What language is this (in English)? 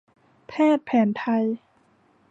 Thai